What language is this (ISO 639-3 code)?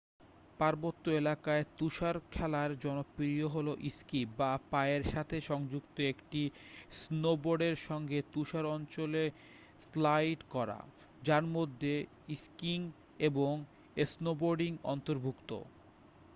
ben